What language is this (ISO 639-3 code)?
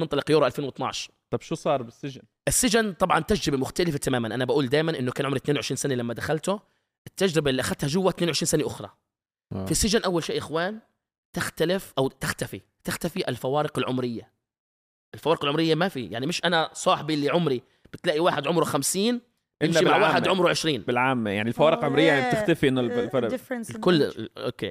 ara